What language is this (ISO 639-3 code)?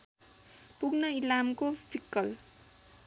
nep